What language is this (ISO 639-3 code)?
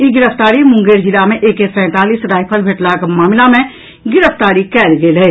mai